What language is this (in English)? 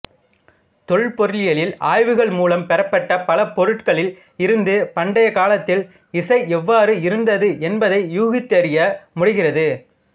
Tamil